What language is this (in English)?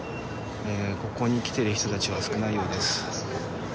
Japanese